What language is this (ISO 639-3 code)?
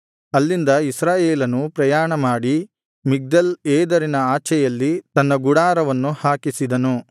kan